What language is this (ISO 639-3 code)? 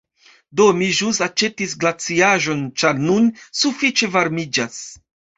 epo